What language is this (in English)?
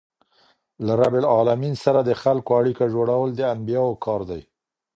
Pashto